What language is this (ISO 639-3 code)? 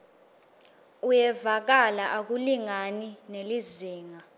ssw